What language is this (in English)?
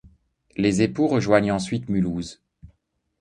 French